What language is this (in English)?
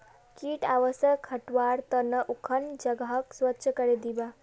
Magahi